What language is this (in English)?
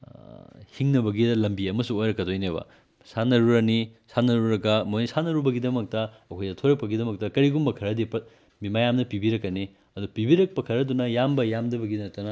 Manipuri